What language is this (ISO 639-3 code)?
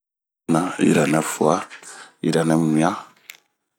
bmq